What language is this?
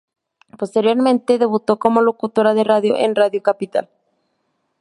Spanish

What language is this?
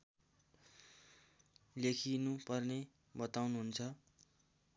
Nepali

